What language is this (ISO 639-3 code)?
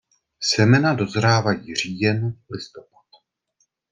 ces